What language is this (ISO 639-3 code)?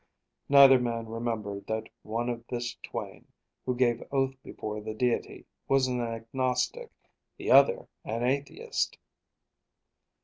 eng